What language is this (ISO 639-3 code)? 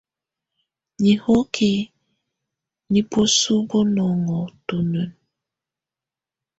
tvu